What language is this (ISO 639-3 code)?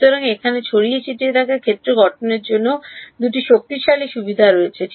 ben